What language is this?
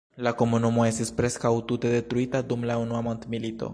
Esperanto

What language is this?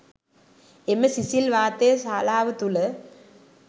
Sinhala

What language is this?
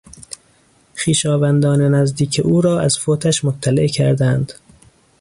Persian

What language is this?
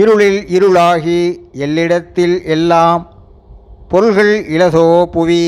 Tamil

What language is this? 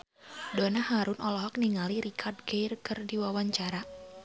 Sundanese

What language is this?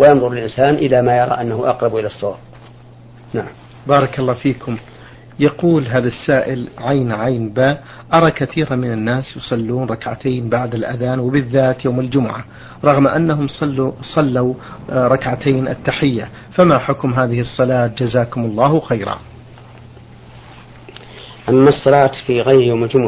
Arabic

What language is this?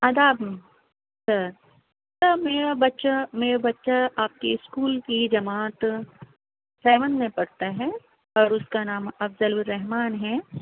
Urdu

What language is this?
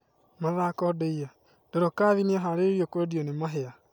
Kikuyu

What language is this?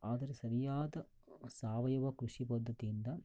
Kannada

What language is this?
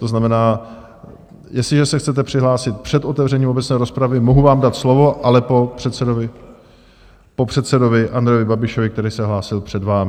Czech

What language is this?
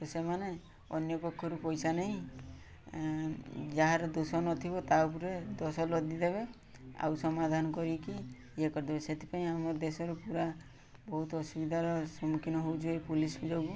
Odia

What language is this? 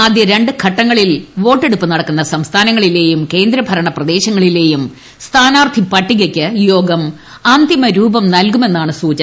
Malayalam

